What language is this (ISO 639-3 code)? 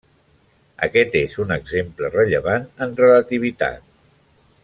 cat